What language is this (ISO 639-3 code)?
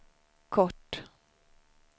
swe